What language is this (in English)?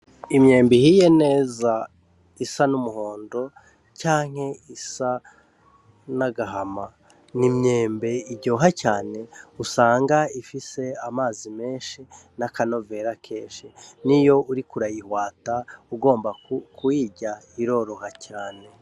Rundi